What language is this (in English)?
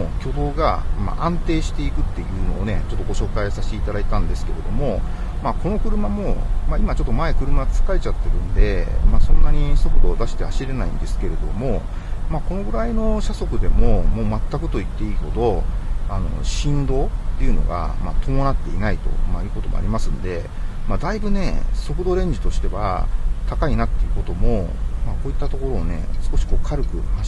Japanese